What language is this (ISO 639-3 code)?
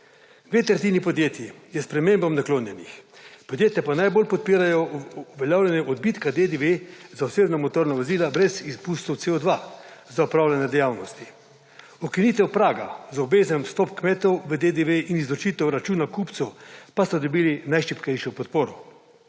slv